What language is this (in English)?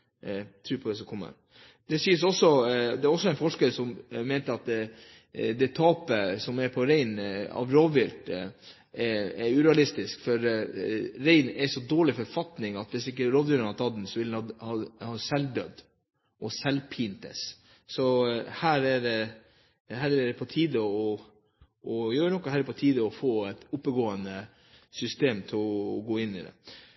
Norwegian Bokmål